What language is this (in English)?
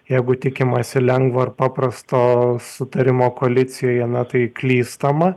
Lithuanian